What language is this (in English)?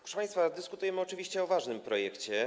Polish